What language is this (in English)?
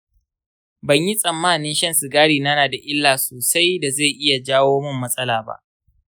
Hausa